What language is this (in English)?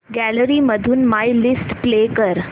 Marathi